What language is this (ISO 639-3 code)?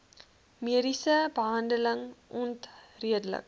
afr